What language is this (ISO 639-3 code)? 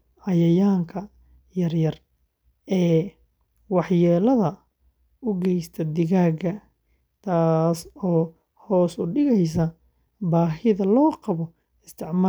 som